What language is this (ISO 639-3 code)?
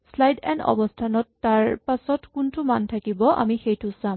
asm